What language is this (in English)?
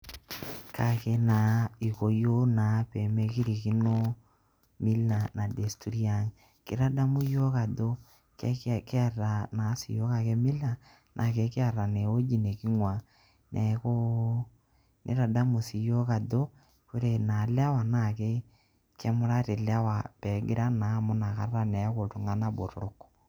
Masai